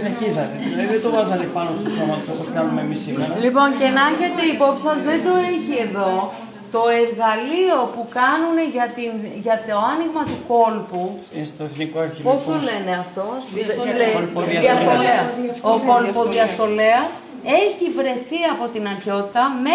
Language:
Greek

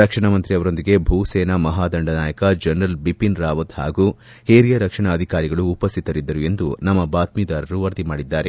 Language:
Kannada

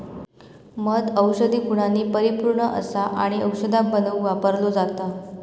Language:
Marathi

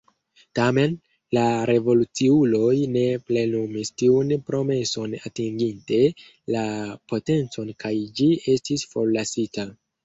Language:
Esperanto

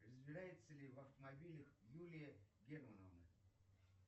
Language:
Russian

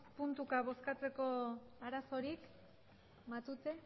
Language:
Basque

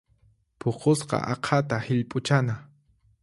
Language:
Puno Quechua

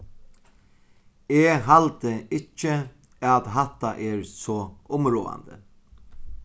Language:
Faroese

